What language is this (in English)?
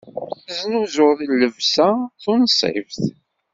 Kabyle